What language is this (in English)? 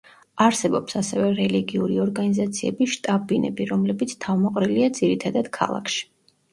Georgian